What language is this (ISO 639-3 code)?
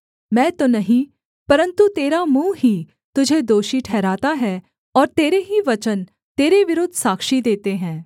hin